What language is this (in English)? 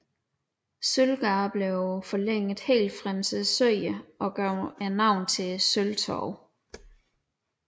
Danish